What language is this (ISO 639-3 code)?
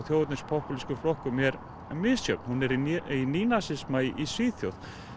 isl